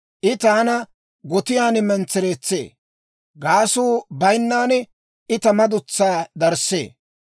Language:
Dawro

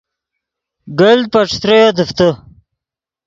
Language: Yidgha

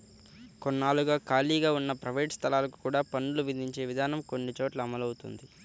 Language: Telugu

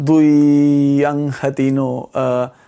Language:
Welsh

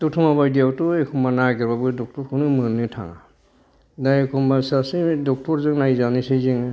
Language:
Bodo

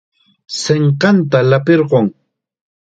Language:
Chiquián Ancash Quechua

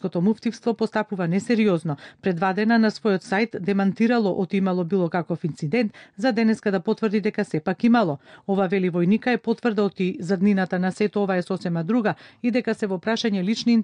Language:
Macedonian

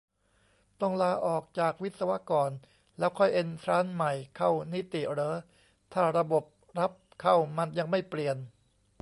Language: Thai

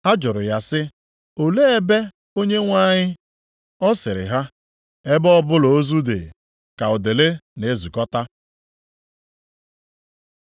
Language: Igbo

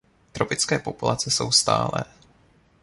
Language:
Czech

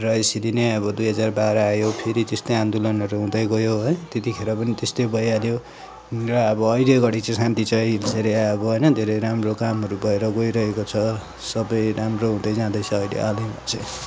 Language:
Nepali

